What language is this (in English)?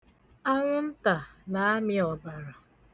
Igbo